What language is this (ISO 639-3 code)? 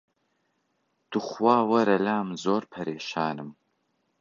ckb